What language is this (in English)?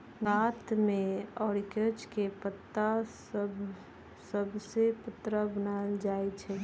Magahi